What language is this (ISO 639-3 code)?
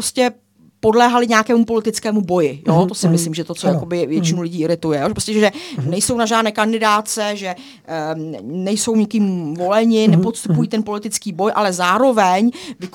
ces